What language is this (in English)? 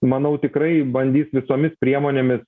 Lithuanian